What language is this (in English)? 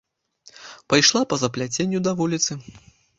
Belarusian